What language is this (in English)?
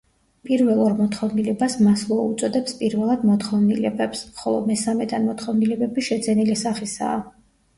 Georgian